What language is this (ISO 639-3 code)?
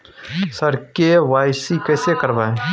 mai